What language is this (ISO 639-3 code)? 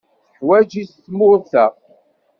kab